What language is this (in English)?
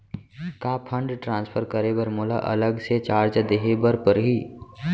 Chhattisgarhi